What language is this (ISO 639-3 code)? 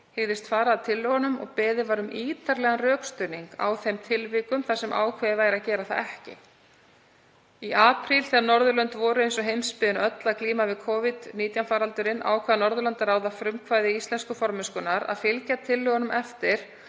isl